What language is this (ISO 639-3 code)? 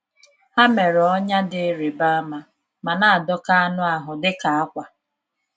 ibo